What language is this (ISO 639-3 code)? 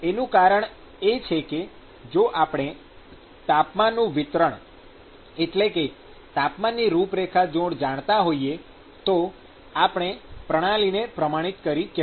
guj